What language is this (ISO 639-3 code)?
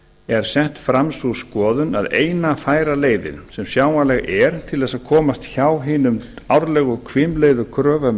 isl